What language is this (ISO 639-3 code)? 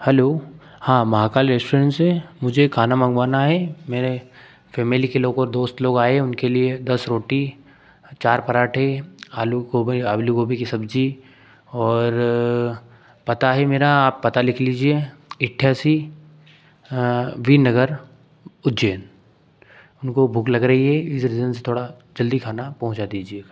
hin